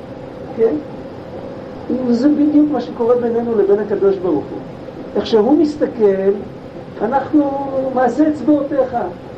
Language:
Hebrew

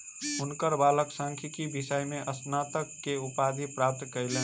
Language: Maithili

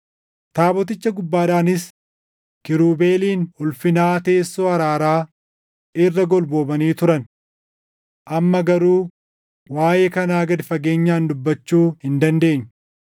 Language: Oromo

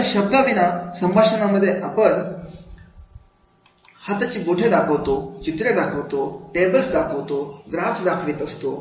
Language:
Marathi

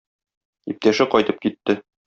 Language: Tatar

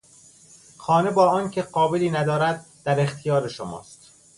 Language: Persian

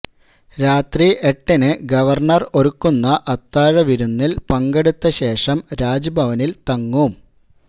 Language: Malayalam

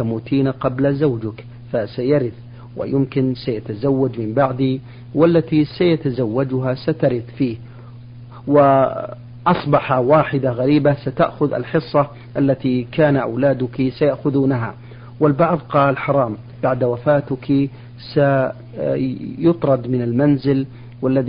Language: Arabic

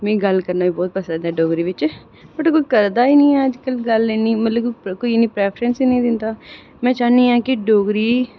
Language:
Dogri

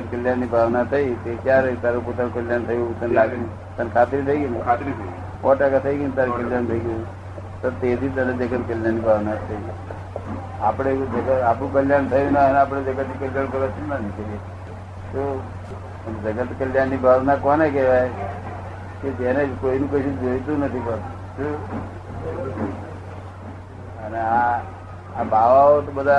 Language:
Gujarati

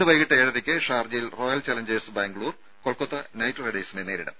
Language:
Malayalam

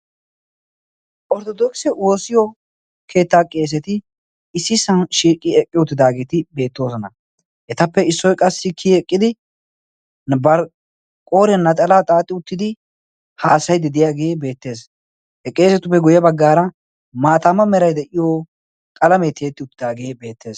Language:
Wolaytta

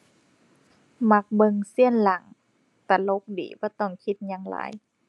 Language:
Thai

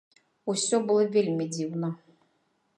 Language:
Belarusian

